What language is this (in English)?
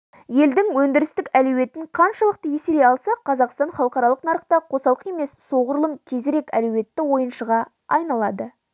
Kazakh